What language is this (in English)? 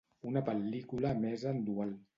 Catalan